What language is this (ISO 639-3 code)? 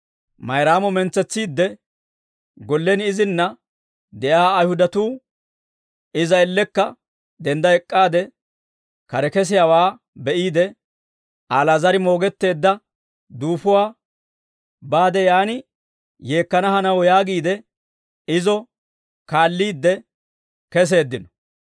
dwr